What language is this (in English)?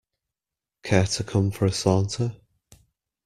English